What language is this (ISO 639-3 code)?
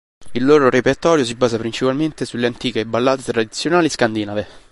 ita